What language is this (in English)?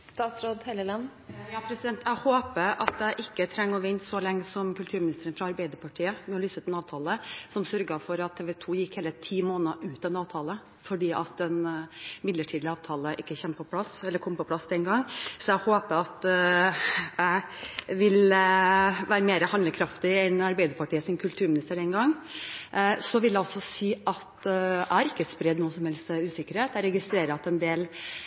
Norwegian Bokmål